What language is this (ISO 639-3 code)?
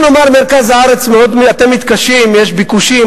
heb